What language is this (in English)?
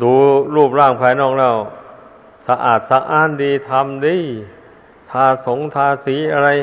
Thai